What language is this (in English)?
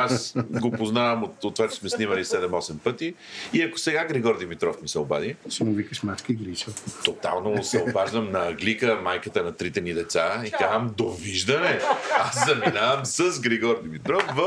Bulgarian